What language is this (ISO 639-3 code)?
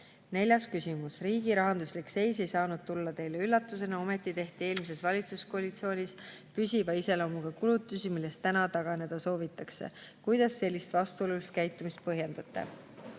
est